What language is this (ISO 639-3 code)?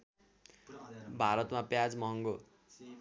nep